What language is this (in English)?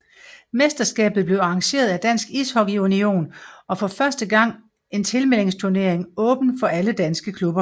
Danish